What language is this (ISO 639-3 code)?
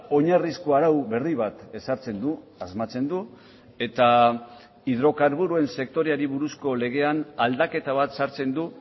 eus